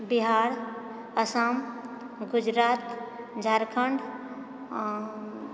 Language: Maithili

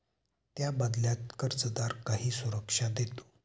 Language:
Marathi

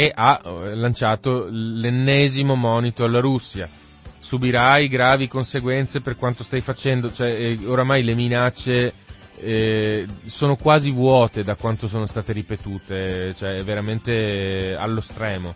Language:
Italian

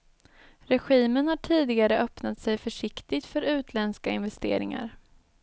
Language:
Swedish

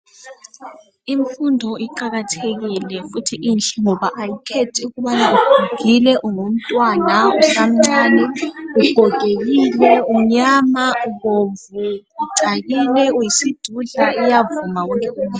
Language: North Ndebele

